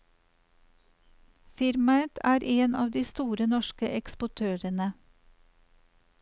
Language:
Norwegian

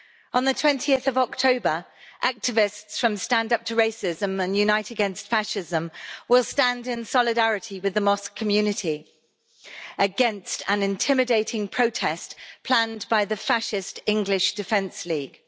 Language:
English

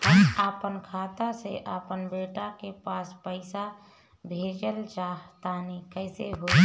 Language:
Bhojpuri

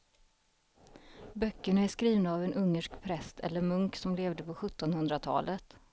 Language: Swedish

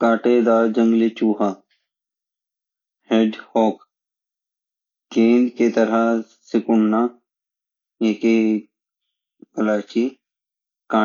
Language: Garhwali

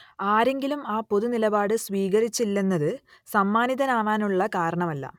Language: Malayalam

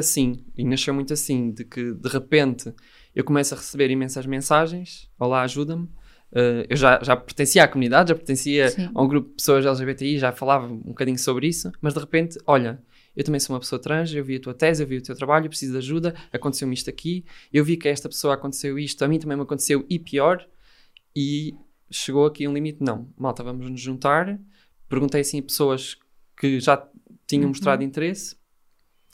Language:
Portuguese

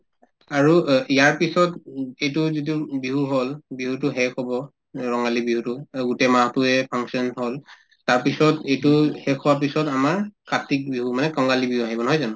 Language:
Assamese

